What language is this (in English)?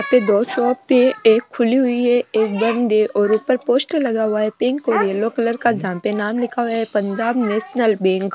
Rajasthani